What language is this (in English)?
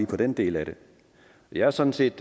Danish